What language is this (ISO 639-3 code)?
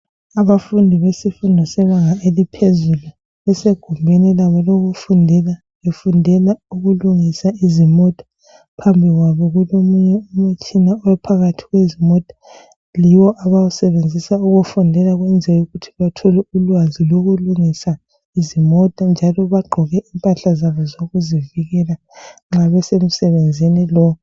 nde